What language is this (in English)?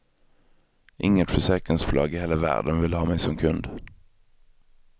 Swedish